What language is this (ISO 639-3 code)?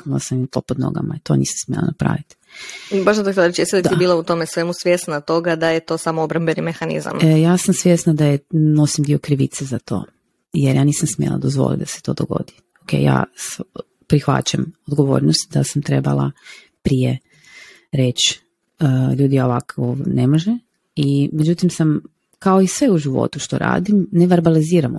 hrv